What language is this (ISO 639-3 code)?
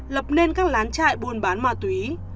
vie